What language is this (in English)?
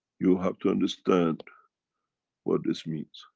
English